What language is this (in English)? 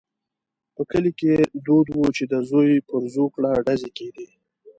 Pashto